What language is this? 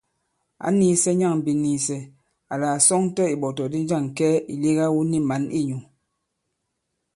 Bankon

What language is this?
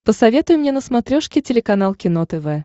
Russian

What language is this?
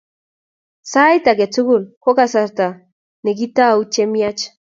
Kalenjin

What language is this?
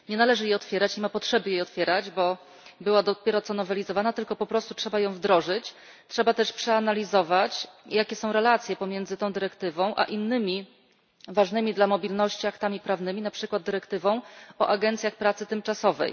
Polish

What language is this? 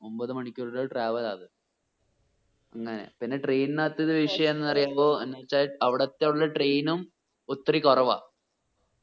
Malayalam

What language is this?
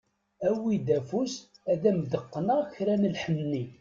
Kabyle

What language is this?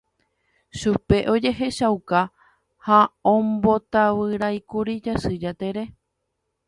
Guarani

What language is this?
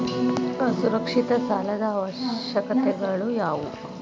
Kannada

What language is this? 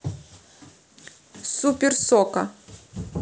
Russian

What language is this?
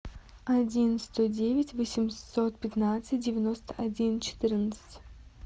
Russian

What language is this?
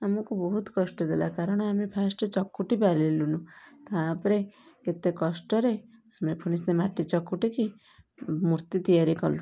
Odia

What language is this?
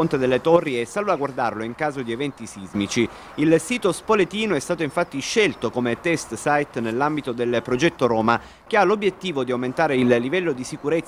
Italian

